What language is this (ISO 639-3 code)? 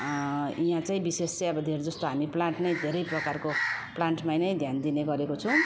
nep